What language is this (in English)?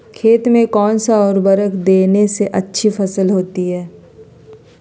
Magahi